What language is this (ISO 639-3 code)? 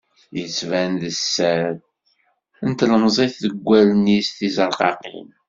kab